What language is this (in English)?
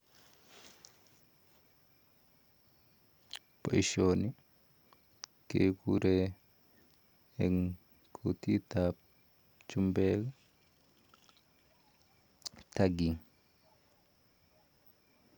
Kalenjin